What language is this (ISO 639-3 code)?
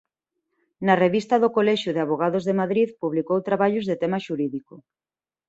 glg